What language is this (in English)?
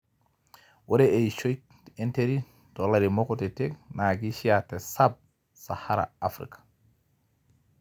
Masai